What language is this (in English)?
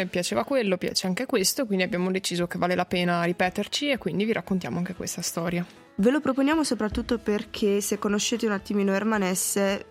Italian